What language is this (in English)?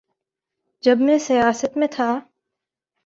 Urdu